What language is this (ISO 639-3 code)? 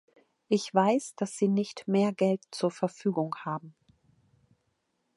deu